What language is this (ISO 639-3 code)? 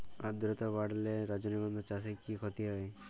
ben